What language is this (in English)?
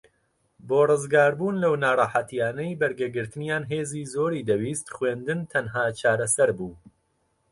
Central Kurdish